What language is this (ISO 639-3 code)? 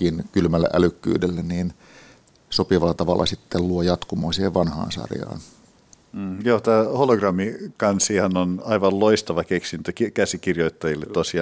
fin